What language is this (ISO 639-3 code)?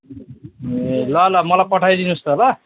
nep